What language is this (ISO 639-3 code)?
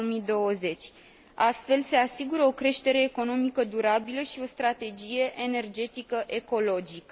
ron